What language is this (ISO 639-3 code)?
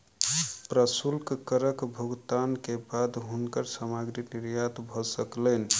mai